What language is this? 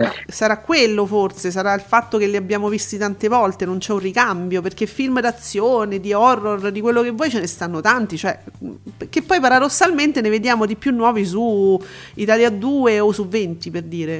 Italian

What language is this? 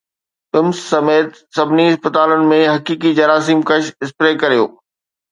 Sindhi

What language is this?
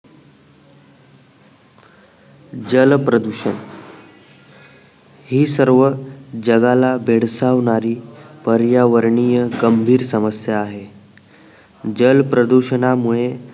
Marathi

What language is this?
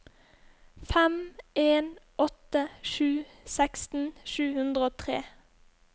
Norwegian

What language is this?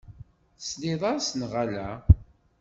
Kabyle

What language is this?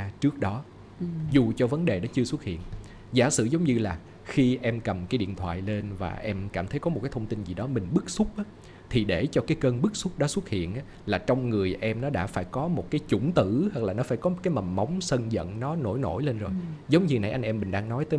Vietnamese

